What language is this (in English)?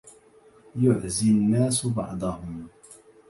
Arabic